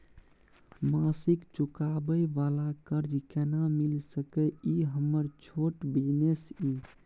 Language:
Maithili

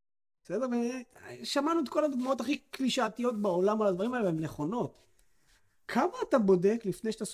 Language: Hebrew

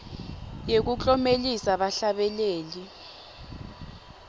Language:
Swati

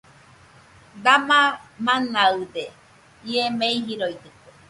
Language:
Nüpode Huitoto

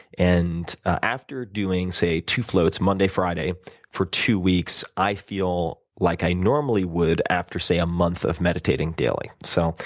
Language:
English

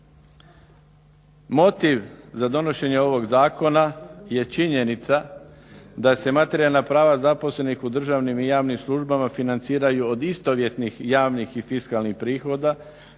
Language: Croatian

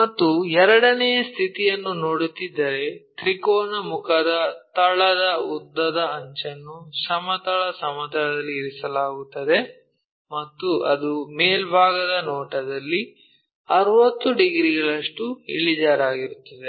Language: Kannada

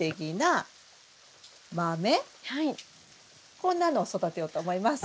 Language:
Japanese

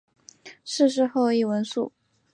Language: Chinese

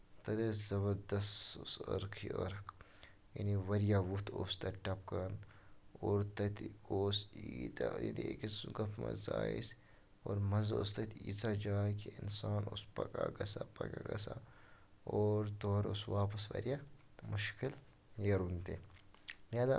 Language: Kashmiri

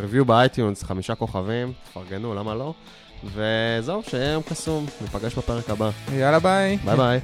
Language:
Hebrew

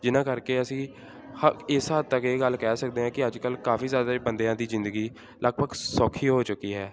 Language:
Punjabi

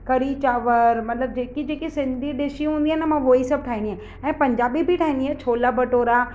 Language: Sindhi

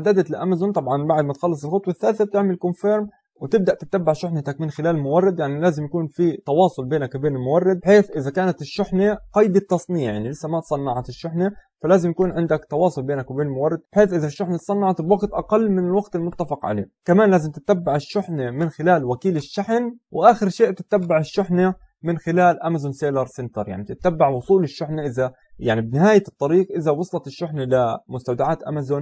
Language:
Arabic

